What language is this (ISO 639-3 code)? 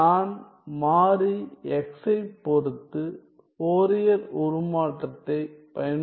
tam